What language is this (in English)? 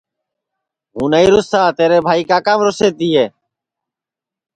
Sansi